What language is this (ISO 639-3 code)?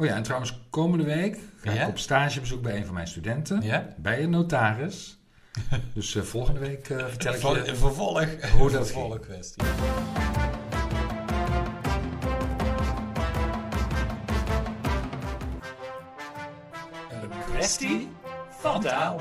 nld